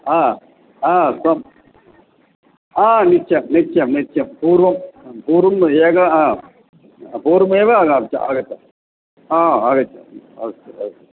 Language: Sanskrit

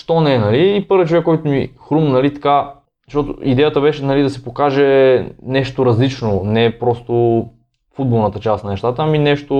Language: Bulgarian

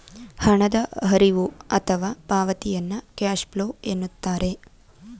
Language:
Kannada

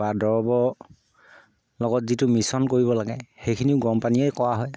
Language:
Assamese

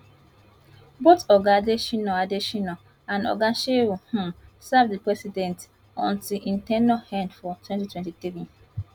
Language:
Nigerian Pidgin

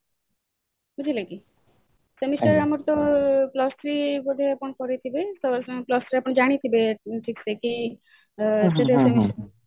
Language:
Odia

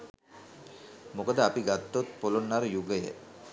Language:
Sinhala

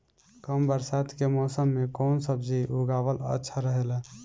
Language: Bhojpuri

